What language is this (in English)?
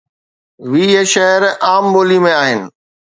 Sindhi